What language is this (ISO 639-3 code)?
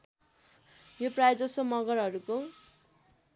nep